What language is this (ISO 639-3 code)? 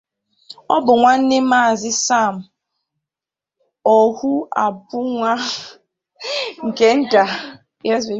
ibo